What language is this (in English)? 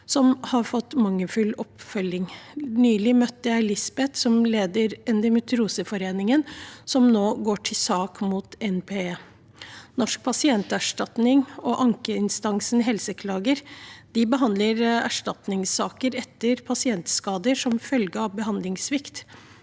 Norwegian